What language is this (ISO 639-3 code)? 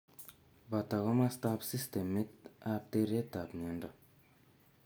kln